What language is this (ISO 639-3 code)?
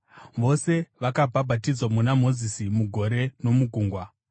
sna